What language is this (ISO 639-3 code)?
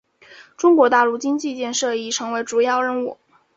zho